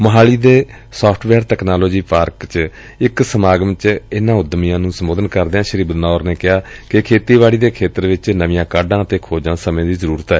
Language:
Punjabi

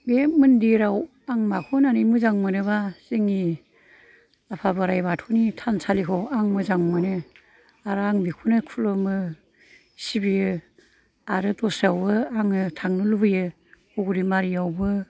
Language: Bodo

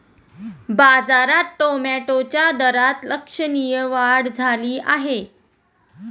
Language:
Marathi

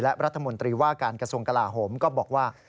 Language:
Thai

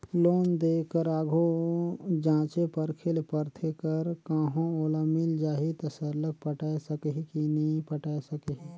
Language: Chhattisgarhi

